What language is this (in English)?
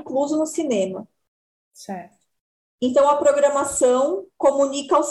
Portuguese